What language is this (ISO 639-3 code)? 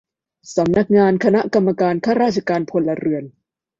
tha